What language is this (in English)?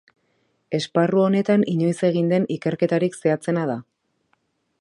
Basque